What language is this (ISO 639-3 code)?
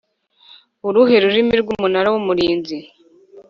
kin